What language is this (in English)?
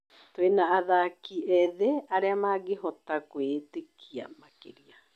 Kikuyu